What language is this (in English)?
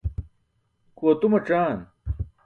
Burushaski